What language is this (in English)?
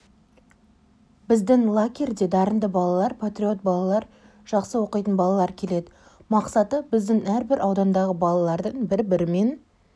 Kazakh